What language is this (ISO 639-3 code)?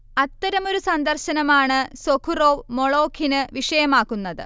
mal